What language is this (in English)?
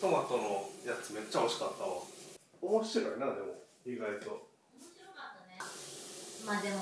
Japanese